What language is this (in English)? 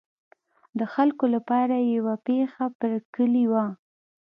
Pashto